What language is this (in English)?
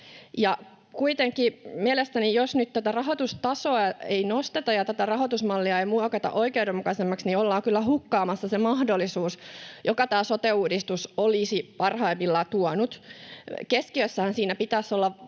Finnish